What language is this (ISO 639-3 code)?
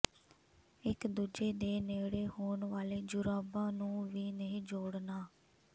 pan